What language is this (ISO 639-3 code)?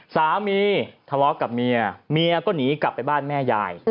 tha